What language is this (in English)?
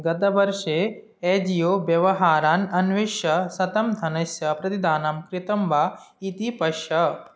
Sanskrit